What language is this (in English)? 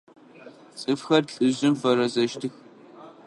Adyghe